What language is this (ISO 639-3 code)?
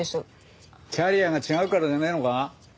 jpn